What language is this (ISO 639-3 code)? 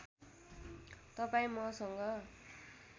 nep